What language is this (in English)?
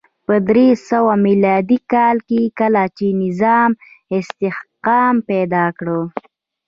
Pashto